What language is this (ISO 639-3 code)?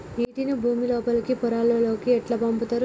tel